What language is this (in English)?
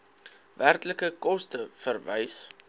Afrikaans